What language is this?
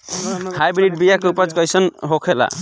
Bhojpuri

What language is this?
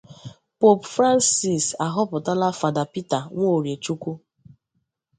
Igbo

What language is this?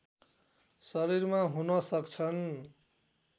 Nepali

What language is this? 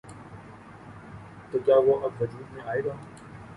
Urdu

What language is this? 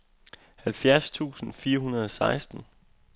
Danish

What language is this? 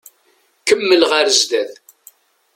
Kabyle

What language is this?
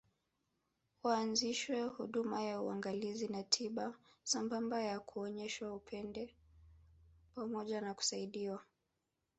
Swahili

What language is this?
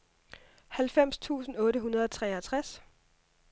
Danish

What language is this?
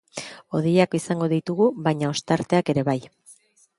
Basque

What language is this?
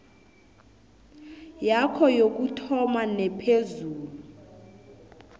South Ndebele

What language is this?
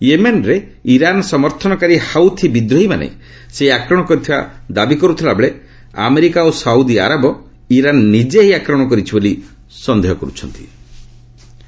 Odia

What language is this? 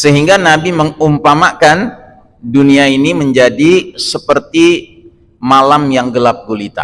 Indonesian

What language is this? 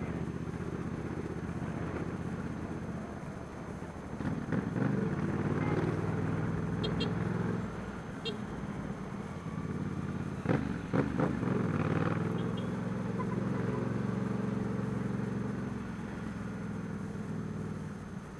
Portuguese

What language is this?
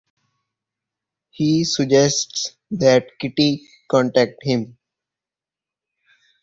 English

